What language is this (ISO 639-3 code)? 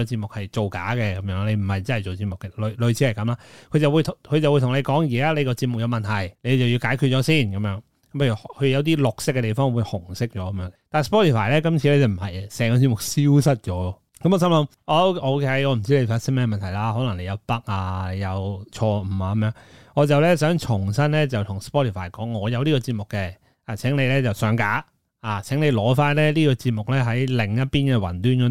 zho